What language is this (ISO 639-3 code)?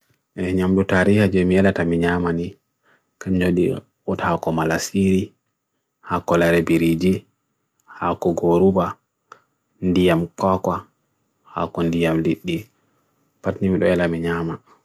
fui